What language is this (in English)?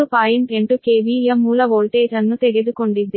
Kannada